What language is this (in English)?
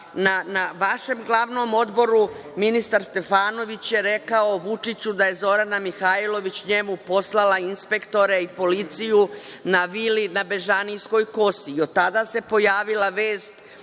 Serbian